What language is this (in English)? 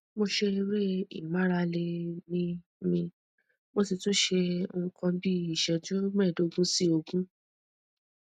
Yoruba